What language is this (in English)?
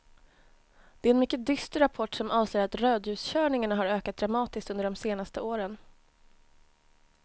Swedish